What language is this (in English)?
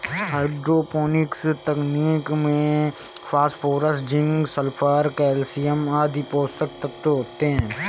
Hindi